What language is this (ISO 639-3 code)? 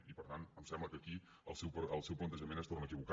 cat